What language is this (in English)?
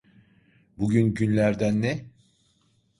Turkish